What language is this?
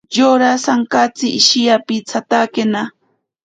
Ashéninka Perené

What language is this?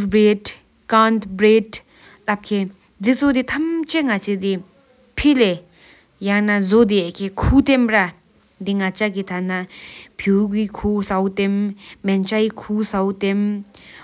Sikkimese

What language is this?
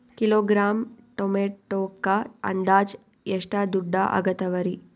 Kannada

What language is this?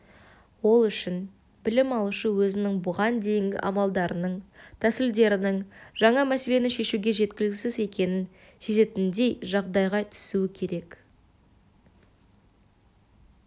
Kazakh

